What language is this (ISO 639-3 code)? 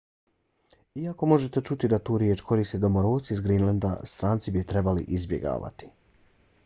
bos